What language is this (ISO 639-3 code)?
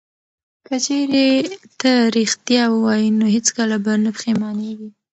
pus